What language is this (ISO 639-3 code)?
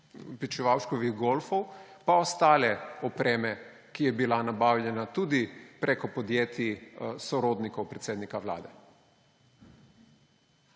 slv